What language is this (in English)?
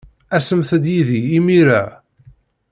Kabyle